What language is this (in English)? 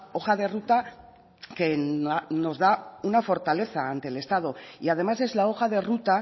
Spanish